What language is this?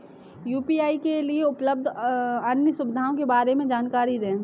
Hindi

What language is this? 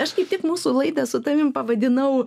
Lithuanian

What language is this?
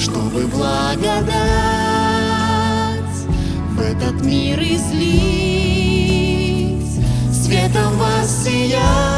Russian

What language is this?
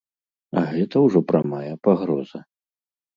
Belarusian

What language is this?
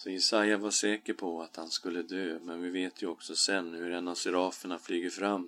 Swedish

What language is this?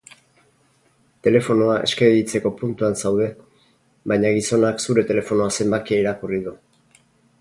Basque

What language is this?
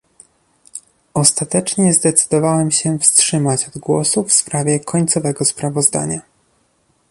Polish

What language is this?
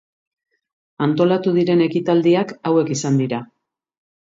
Basque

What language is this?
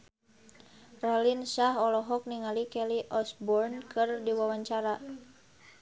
Sundanese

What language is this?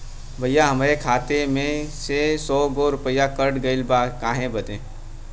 Bhojpuri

